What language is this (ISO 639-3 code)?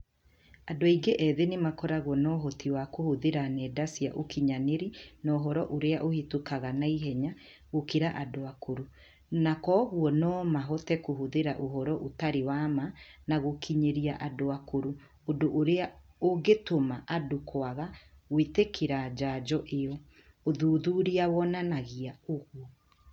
kik